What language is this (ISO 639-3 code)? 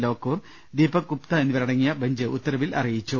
mal